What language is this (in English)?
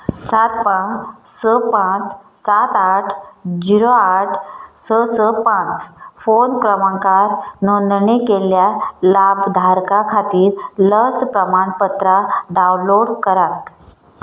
Konkani